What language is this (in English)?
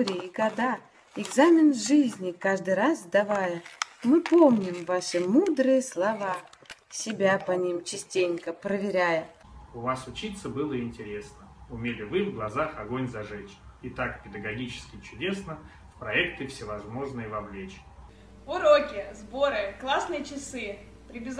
Russian